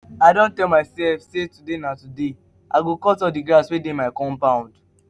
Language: Nigerian Pidgin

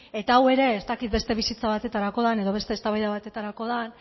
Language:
Basque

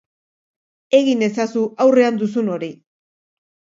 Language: Basque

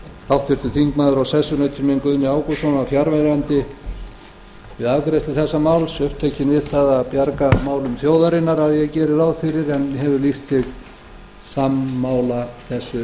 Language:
Icelandic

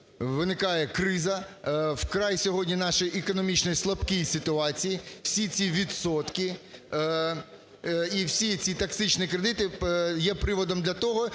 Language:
Ukrainian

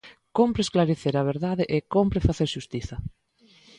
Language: Galician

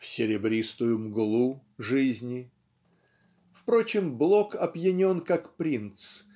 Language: Russian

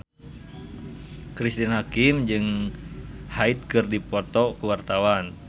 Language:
Sundanese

